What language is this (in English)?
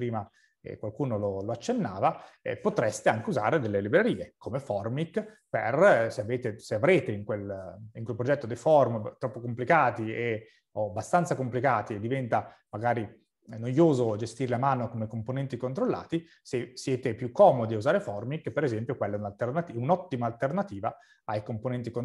Italian